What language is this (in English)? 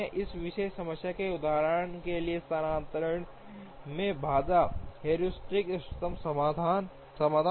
Hindi